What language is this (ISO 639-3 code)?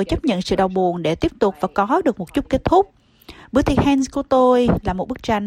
vie